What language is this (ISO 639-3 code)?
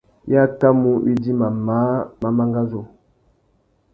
bag